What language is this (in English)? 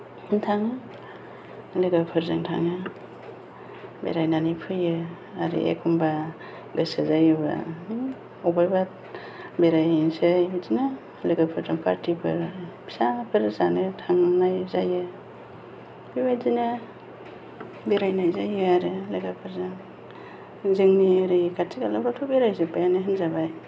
Bodo